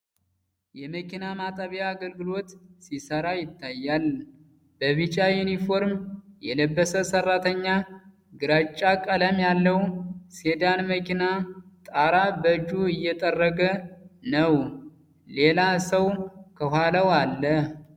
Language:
Amharic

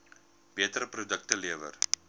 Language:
Afrikaans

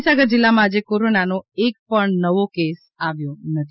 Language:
Gujarati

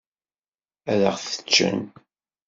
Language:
Kabyle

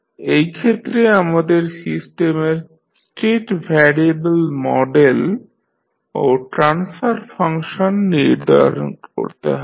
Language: Bangla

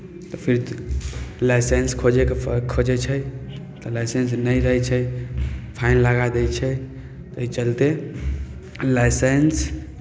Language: Maithili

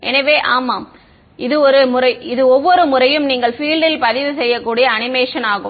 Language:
Tamil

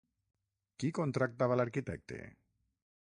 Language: Catalan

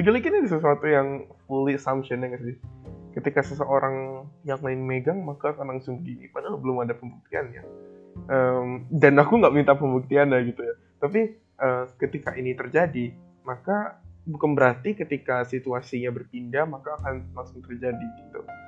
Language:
Indonesian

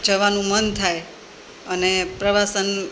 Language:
Gujarati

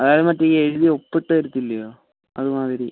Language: Malayalam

